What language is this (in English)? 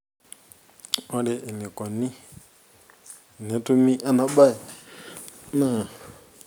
Masai